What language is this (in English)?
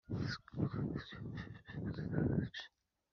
Kinyarwanda